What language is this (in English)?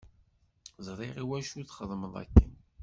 Kabyle